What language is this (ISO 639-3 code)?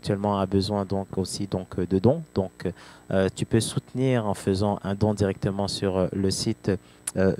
fra